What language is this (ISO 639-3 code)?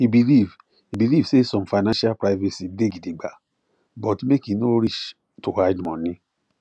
pcm